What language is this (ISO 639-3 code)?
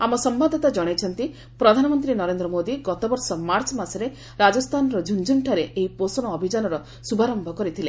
ori